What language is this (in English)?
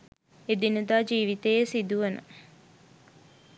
Sinhala